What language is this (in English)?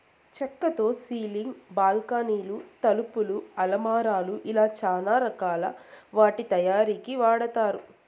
Telugu